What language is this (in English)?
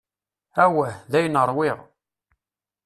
Kabyle